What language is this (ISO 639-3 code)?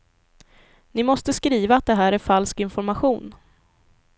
swe